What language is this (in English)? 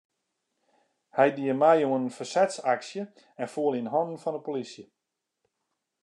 Western Frisian